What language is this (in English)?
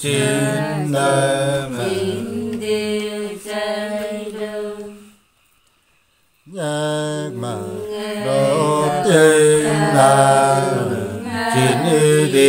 Vietnamese